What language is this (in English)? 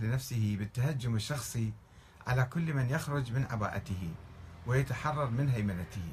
Arabic